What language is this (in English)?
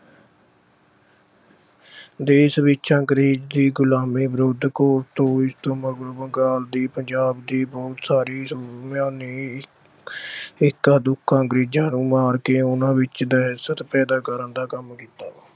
Punjabi